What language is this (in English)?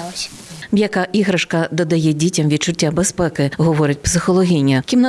Ukrainian